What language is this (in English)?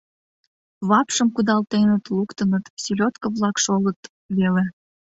Mari